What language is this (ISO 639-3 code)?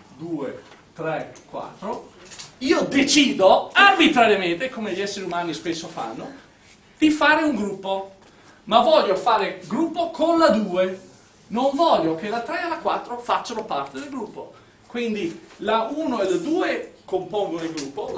ita